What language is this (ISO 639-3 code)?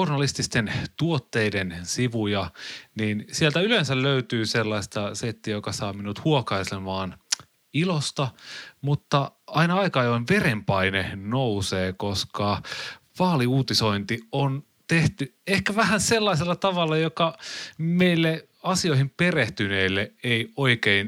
fin